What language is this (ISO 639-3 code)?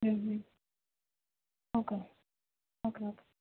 guj